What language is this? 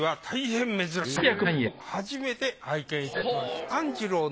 Japanese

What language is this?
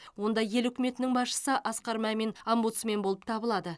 Kazakh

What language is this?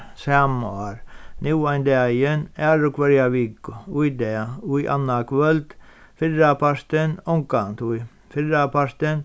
Faroese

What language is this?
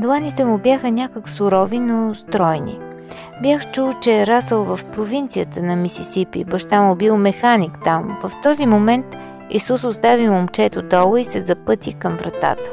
Bulgarian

